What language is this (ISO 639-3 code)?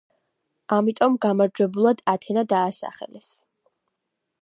kat